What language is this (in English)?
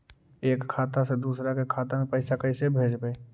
Magahi